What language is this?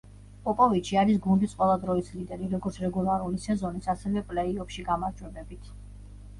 Georgian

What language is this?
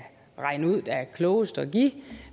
Danish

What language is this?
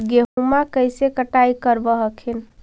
Magahi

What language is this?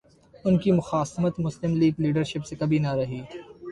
Urdu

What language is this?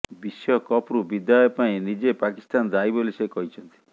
Odia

